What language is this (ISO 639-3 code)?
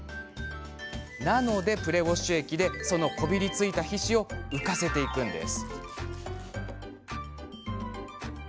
jpn